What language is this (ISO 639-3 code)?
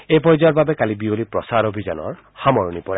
asm